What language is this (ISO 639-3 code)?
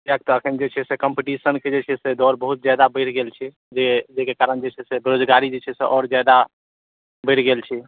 mai